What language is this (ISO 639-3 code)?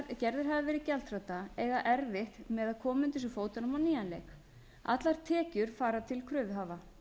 isl